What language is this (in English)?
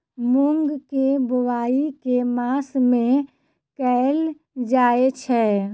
Maithili